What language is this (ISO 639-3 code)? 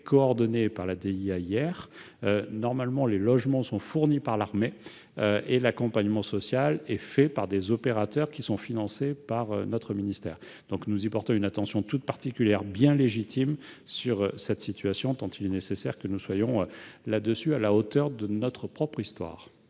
fra